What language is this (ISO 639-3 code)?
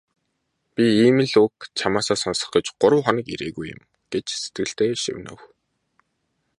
mon